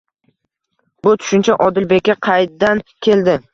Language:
Uzbek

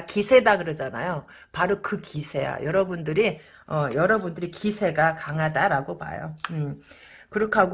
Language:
Korean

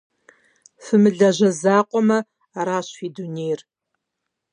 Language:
Kabardian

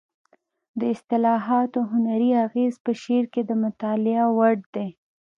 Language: Pashto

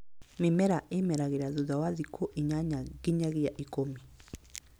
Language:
Kikuyu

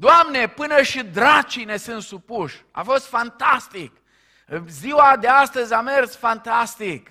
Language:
Romanian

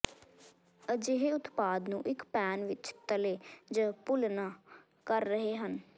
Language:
Punjabi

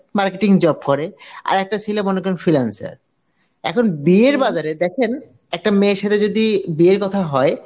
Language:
Bangla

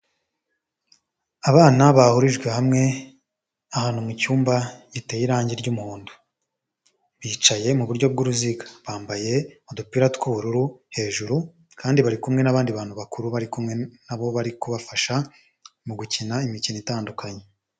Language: Kinyarwanda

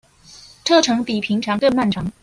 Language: Chinese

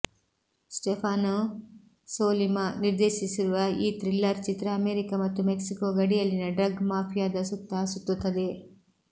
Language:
Kannada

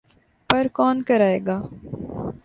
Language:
Urdu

